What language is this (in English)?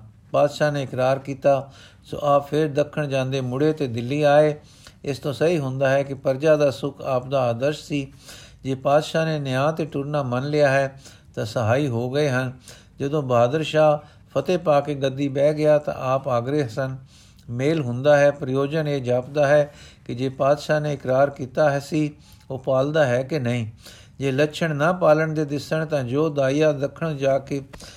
Punjabi